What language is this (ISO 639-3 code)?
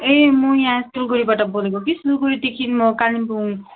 nep